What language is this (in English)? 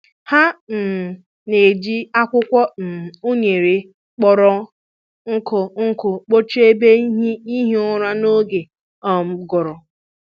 Igbo